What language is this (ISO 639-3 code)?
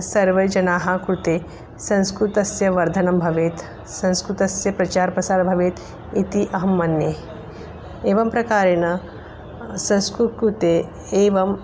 san